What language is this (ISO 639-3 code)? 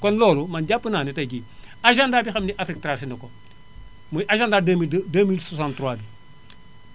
wol